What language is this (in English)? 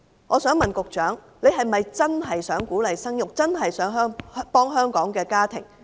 Cantonese